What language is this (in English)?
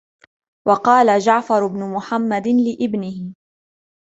Arabic